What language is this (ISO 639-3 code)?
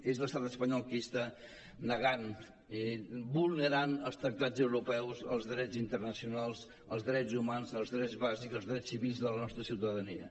cat